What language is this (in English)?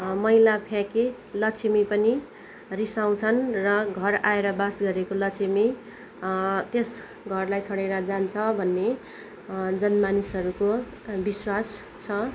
Nepali